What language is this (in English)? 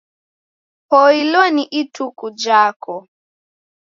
Taita